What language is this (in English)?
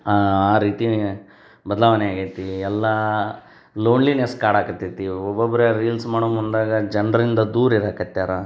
Kannada